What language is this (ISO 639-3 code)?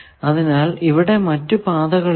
mal